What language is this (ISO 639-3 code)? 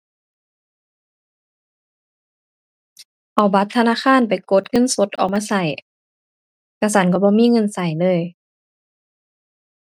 tha